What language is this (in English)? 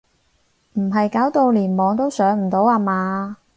Cantonese